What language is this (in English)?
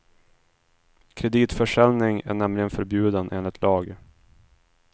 Swedish